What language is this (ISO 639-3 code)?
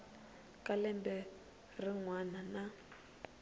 tso